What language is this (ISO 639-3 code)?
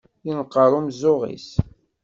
kab